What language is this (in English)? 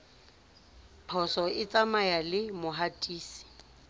Southern Sotho